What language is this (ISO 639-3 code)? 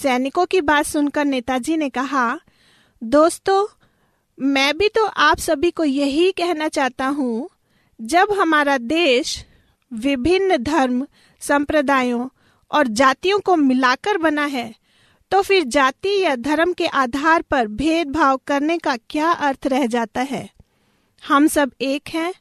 hin